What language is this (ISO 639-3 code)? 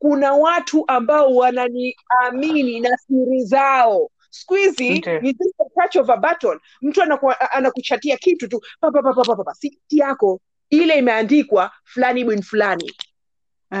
swa